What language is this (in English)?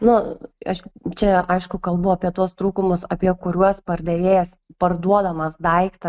Lithuanian